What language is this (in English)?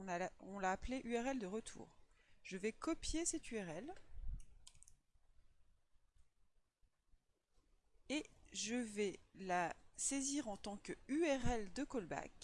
French